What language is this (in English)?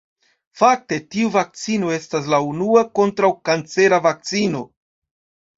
Esperanto